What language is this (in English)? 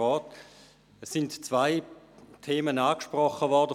Swiss German